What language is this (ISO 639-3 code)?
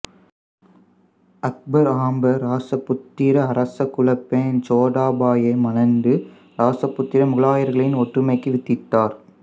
tam